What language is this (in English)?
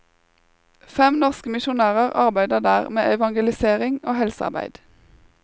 Norwegian